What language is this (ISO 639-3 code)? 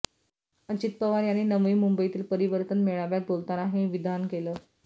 mar